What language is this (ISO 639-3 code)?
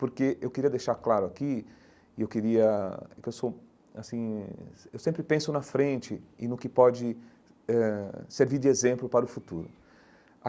por